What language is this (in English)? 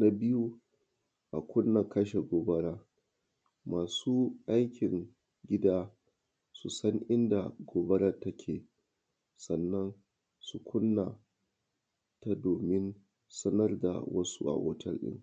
Hausa